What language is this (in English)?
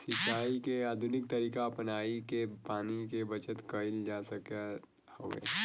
Bhojpuri